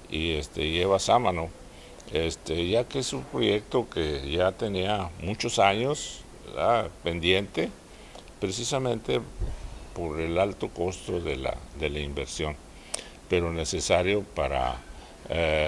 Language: Spanish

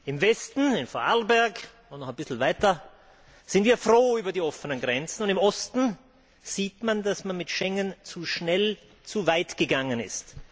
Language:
German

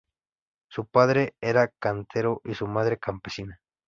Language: Spanish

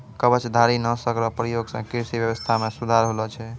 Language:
Maithili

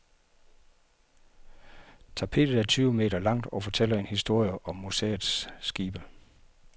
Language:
Danish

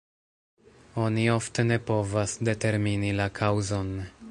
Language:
Esperanto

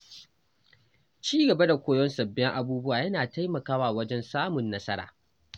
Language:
Hausa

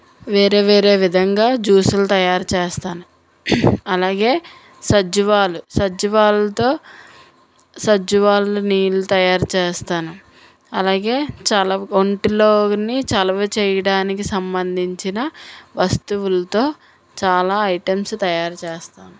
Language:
Telugu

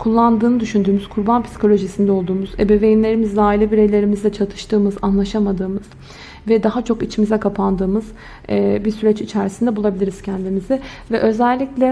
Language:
Turkish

